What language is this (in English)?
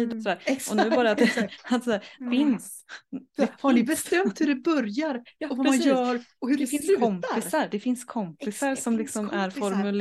Swedish